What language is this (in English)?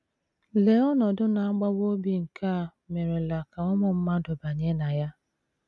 Igbo